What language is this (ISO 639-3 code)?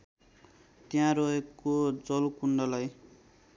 nep